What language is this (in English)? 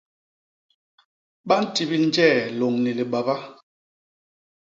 Basaa